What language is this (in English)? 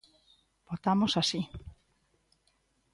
Galician